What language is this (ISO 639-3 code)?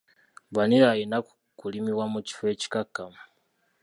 lug